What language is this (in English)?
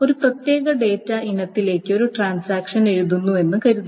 Malayalam